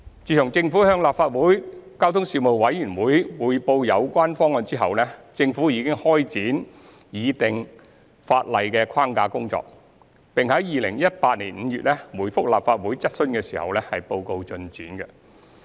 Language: Cantonese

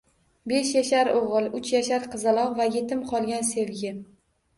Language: Uzbek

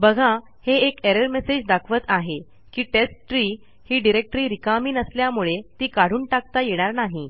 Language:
Marathi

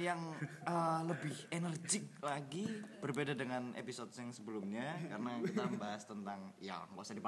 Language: Indonesian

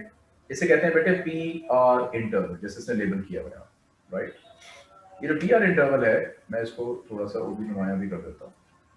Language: Hindi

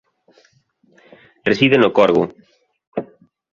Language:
Galician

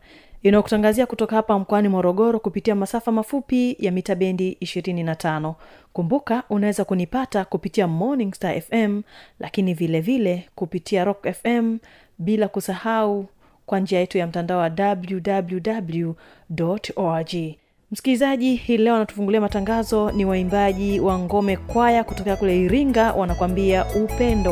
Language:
Swahili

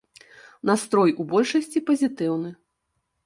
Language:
Belarusian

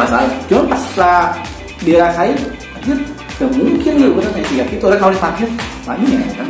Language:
Indonesian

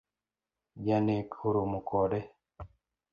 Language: Luo (Kenya and Tanzania)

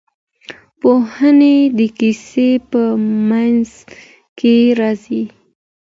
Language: Pashto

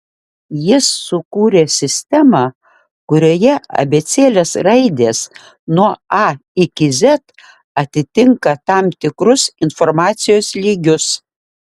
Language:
Lithuanian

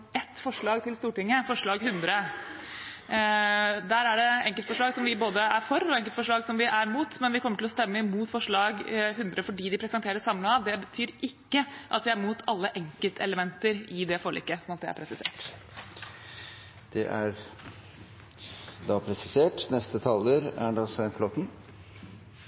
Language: Norwegian Bokmål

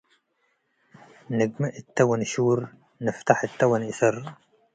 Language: Tigre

